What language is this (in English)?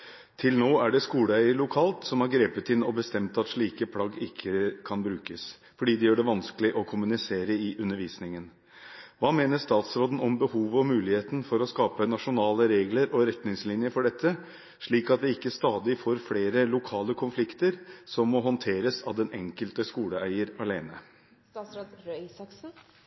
Norwegian Bokmål